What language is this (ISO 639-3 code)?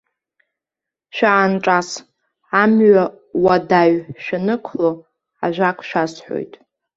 abk